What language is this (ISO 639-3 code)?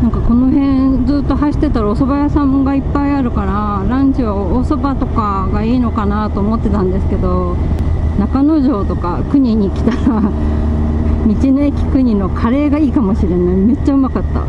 jpn